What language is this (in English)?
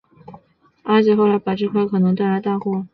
Chinese